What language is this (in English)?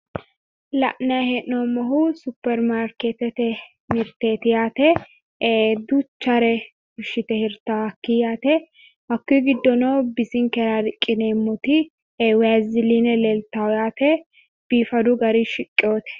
Sidamo